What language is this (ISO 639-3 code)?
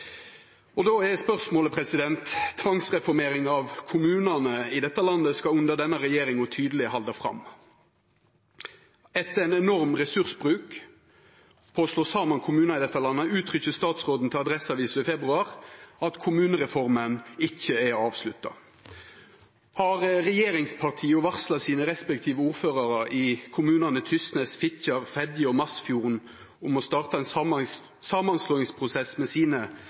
nno